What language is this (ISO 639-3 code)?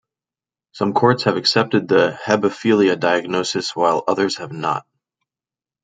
eng